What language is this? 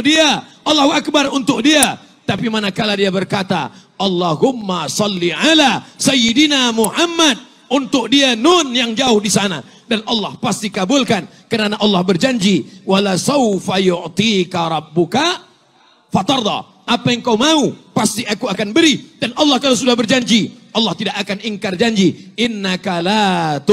Malay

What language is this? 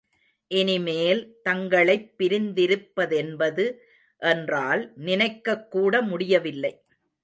Tamil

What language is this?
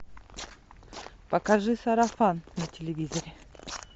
Russian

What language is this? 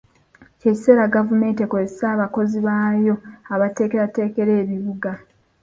Ganda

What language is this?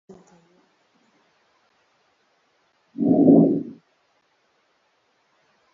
Swahili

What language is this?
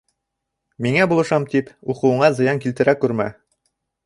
Bashkir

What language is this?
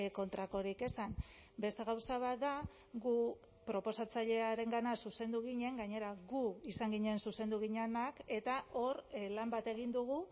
Basque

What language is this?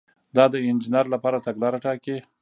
Pashto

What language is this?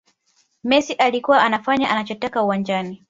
Swahili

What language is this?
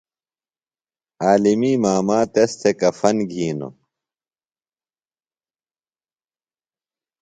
Phalura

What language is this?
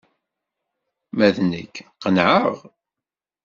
Kabyle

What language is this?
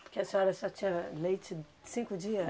Portuguese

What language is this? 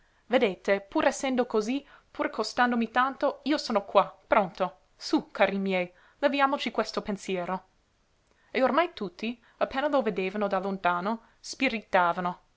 Italian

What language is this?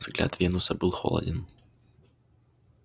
Russian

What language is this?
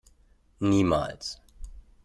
German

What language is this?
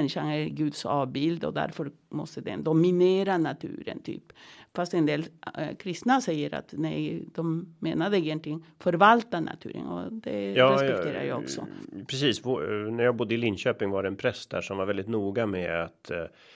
Swedish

